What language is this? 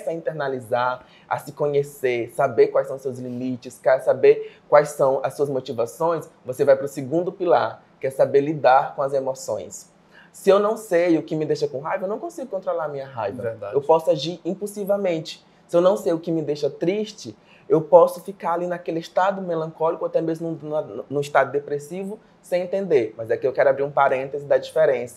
Portuguese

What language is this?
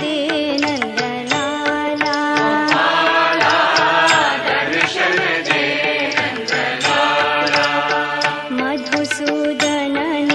Arabic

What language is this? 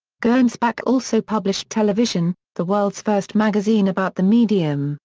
English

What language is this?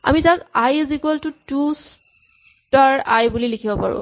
Assamese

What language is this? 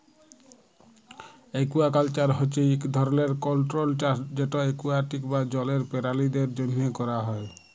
Bangla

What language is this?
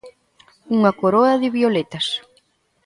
Galician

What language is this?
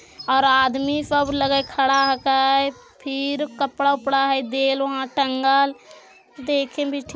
Magahi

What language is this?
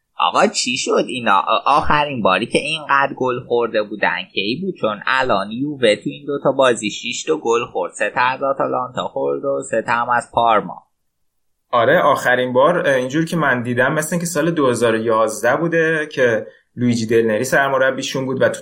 Persian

